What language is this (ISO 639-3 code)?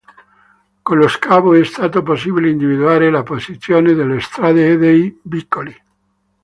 ita